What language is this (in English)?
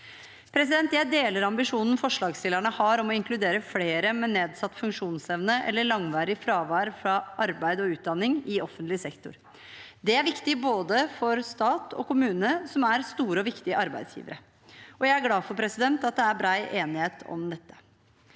Norwegian